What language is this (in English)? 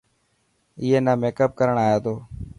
Dhatki